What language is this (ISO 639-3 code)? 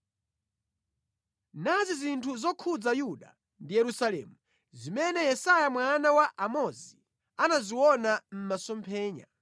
nya